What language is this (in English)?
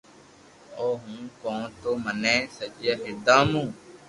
Loarki